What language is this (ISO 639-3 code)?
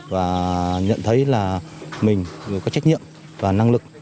vie